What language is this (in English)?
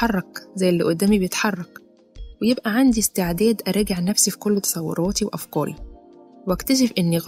Arabic